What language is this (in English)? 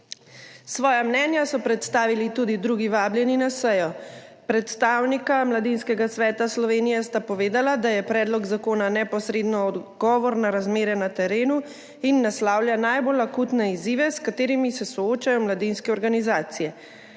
Slovenian